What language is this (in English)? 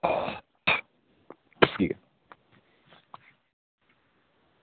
Dogri